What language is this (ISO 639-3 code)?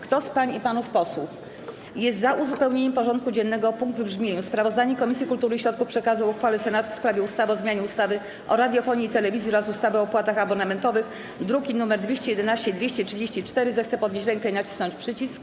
pol